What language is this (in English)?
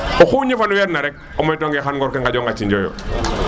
Serer